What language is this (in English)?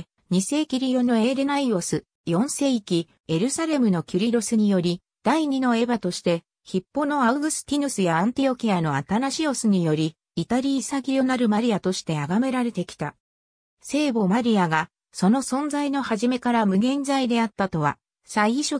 Japanese